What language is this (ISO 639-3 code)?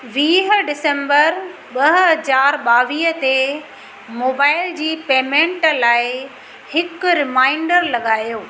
snd